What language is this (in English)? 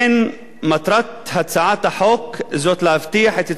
Hebrew